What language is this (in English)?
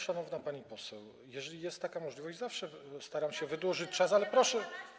Polish